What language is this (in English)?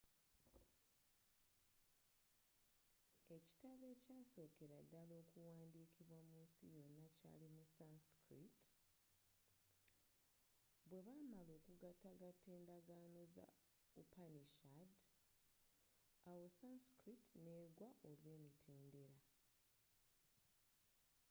Ganda